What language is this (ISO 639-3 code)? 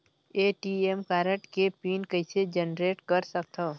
hne